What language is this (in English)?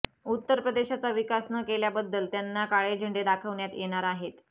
Marathi